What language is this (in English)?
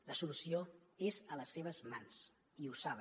Catalan